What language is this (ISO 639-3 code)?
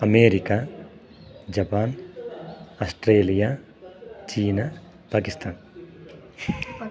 san